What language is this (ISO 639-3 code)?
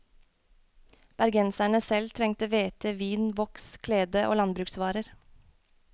nor